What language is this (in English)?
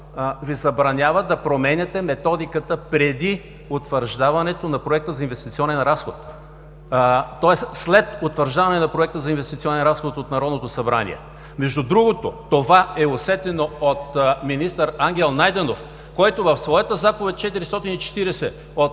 Bulgarian